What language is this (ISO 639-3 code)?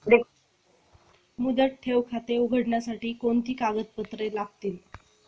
mar